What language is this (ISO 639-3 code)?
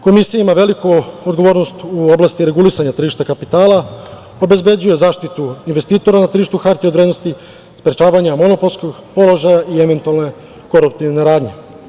srp